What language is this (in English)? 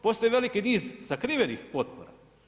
Croatian